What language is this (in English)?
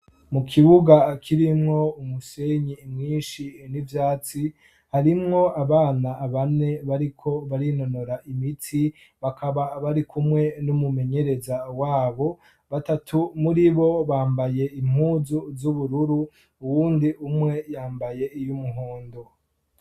Rundi